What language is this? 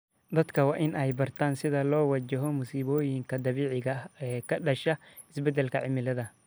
Somali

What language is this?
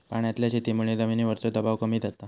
Marathi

